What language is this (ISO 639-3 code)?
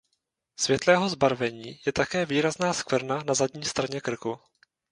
ces